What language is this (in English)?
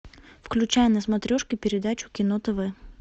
Russian